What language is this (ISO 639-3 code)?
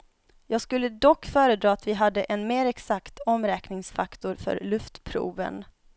swe